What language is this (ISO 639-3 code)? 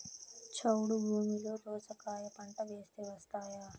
tel